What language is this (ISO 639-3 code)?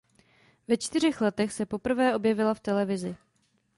ces